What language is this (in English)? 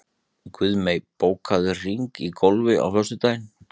Icelandic